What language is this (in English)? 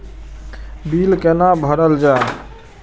Maithili